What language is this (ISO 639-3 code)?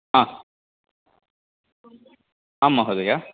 san